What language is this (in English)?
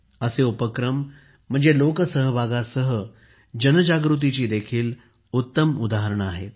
Marathi